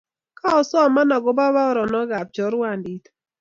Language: Kalenjin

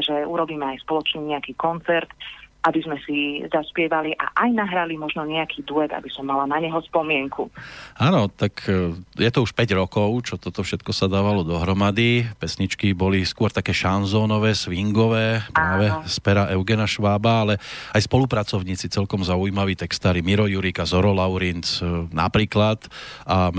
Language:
Slovak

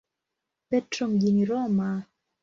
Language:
Swahili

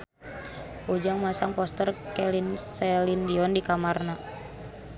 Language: Sundanese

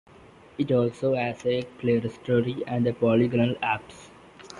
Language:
English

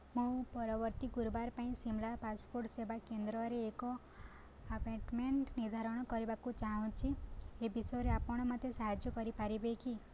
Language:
Odia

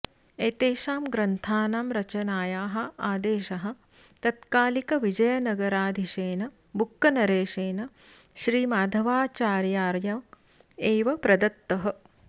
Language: Sanskrit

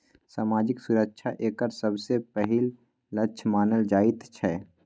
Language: Maithili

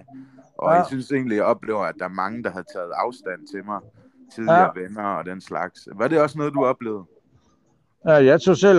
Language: Danish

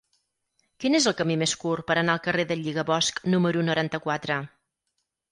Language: Catalan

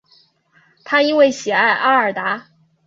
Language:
Chinese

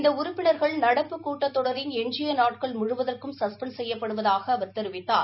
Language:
Tamil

